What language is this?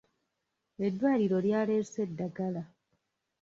Ganda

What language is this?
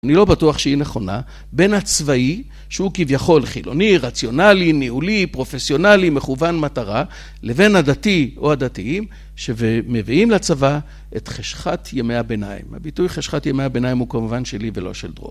Hebrew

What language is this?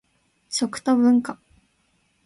Japanese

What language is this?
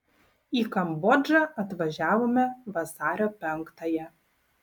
Lithuanian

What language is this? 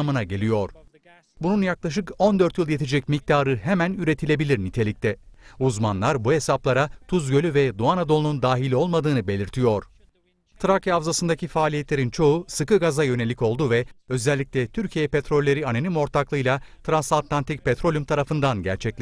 Turkish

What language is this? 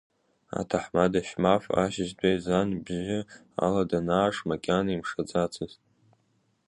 Abkhazian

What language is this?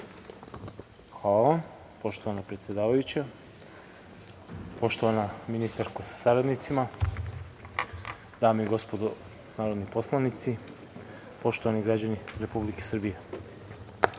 Serbian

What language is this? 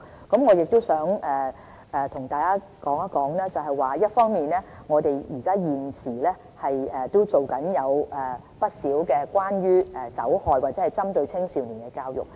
Cantonese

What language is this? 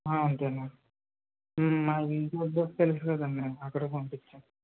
Telugu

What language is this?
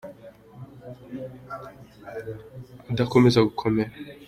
Kinyarwanda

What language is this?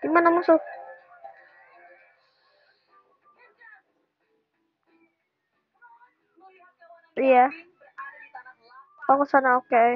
Indonesian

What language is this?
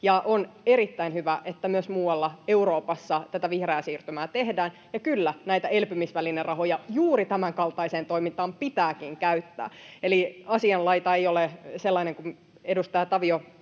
Finnish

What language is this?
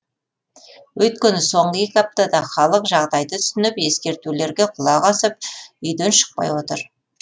Kazakh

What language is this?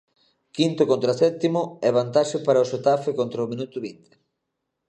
Galician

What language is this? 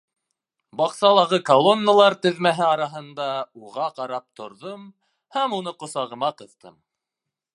Bashkir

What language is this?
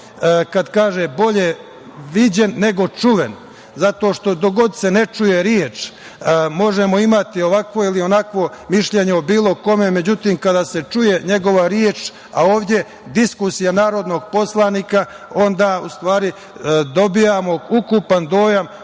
Serbian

